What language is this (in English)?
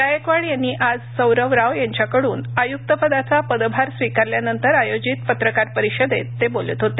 Marathi